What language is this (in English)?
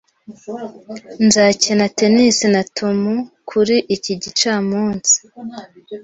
Kinyarwanda